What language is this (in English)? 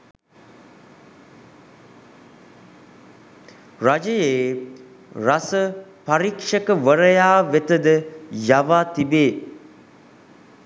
Sinhala